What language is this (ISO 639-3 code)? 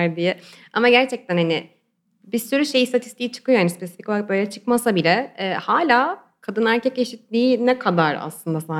tur